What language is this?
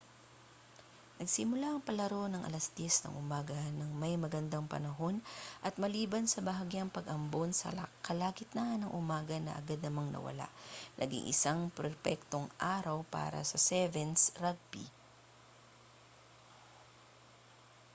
Filipino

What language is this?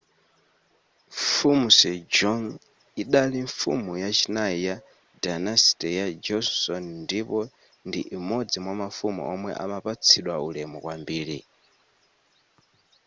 Nyanja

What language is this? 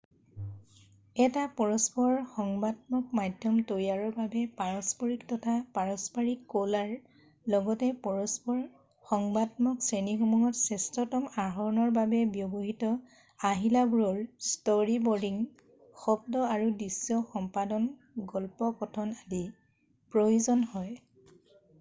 Assamese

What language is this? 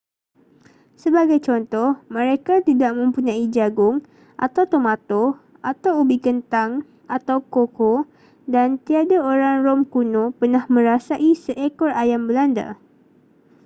Malay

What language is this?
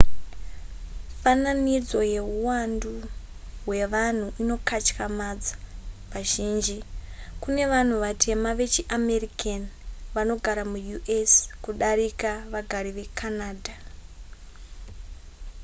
Shona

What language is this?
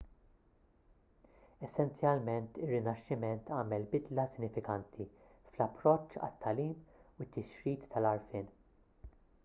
Maltese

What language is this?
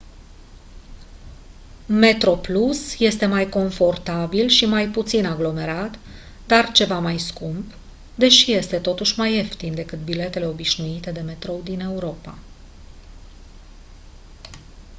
Romanian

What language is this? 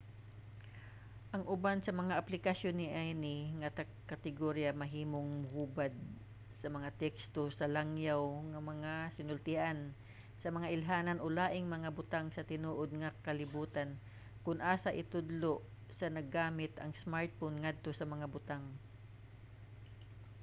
Cebuano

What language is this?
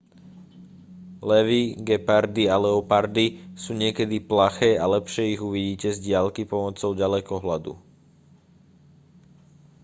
Slovak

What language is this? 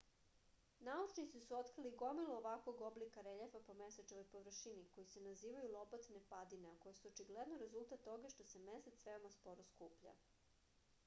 Serbian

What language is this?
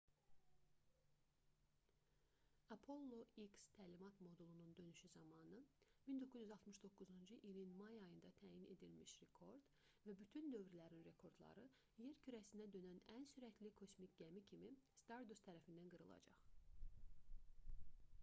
Azerbaijani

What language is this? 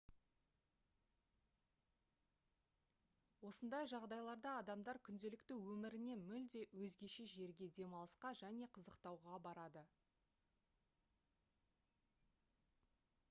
Kazakh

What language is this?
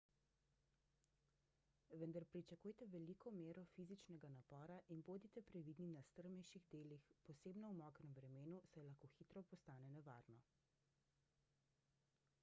Slovenian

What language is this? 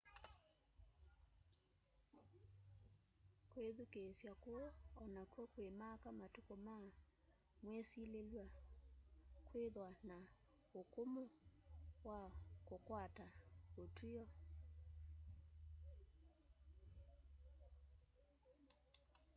Kamba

